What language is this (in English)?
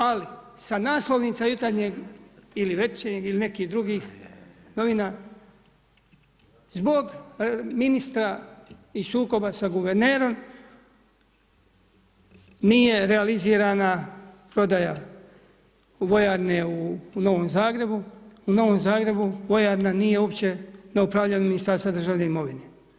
Croatian